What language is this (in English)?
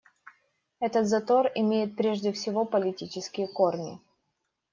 Russian